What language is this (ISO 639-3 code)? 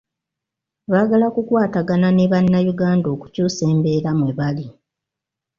lug